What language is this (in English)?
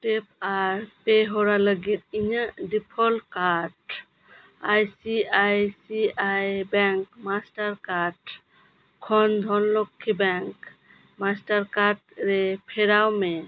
Santali